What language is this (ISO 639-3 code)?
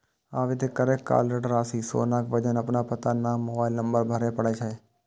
mai